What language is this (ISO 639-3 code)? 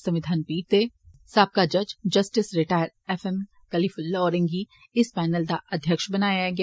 doi